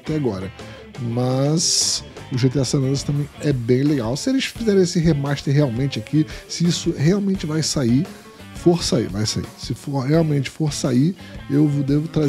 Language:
Portuguese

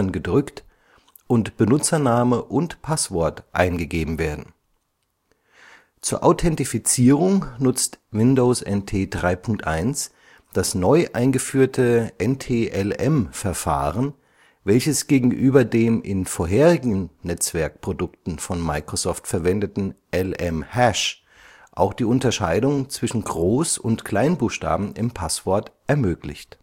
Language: German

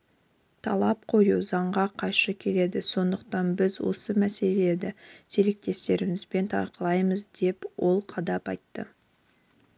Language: Kazakh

